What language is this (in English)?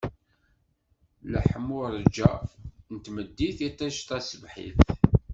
Kabyle